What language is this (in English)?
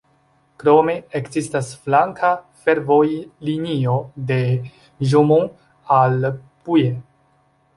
Esperanto